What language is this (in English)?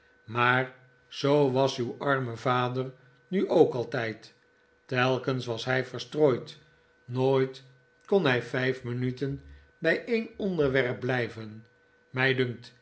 Dutch